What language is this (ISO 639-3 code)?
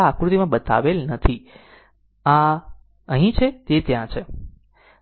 guj